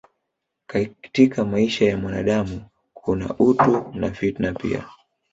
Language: Swahili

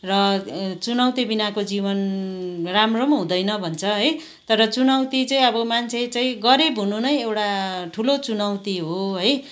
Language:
Nepali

